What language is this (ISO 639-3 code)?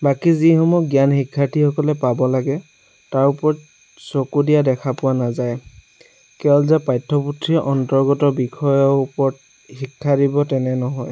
asm